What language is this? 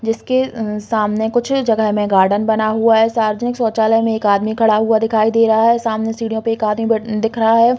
Hindi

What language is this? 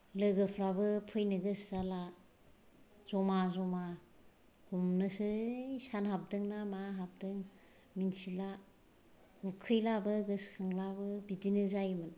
Bodo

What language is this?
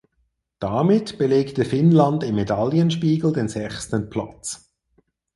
German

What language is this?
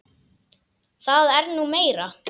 Icelandic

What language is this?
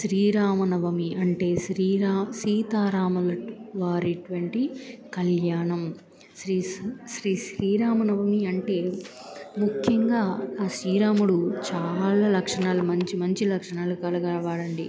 Telugu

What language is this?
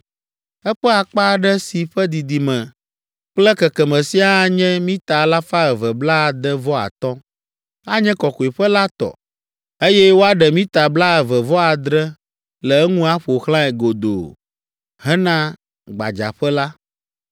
Ewe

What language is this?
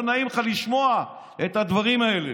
Hebrew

